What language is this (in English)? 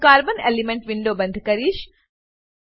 Gujarati